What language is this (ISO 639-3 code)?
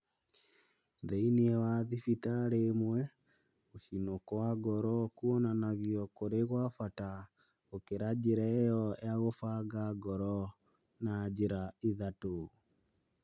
kik